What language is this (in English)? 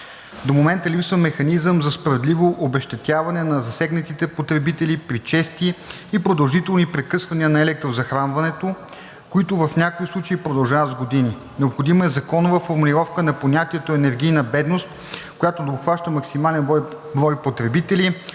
Bulgarian